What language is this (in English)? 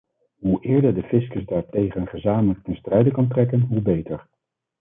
Dutch